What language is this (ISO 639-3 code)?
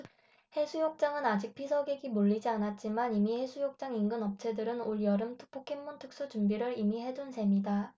kor